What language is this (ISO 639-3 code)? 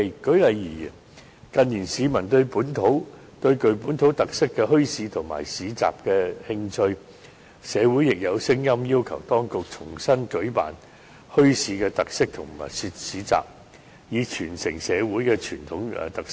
yue